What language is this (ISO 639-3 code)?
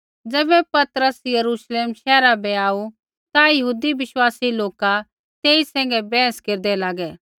kfx